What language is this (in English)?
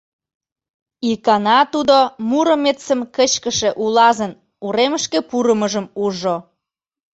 Mari